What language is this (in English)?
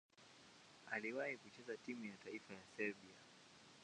Swahili